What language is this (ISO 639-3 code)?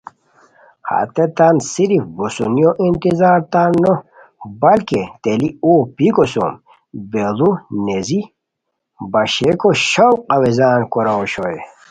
khw